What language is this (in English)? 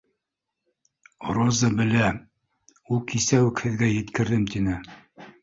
Bashkir